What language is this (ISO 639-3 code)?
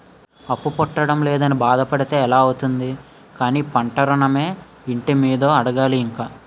tel